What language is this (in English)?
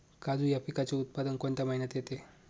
Marathi